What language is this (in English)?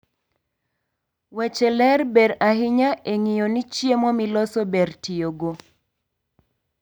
Luo (Kenya and Tanzania)